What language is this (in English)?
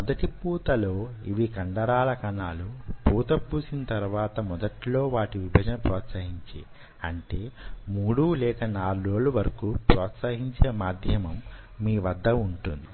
Telugu